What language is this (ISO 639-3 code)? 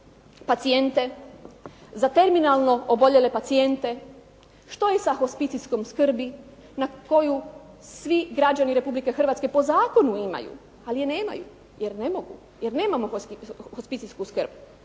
hrv